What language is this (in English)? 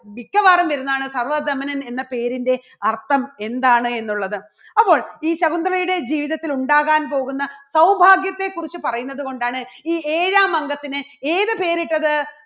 Malayalam